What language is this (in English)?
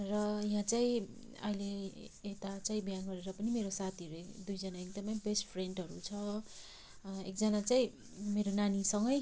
Nepali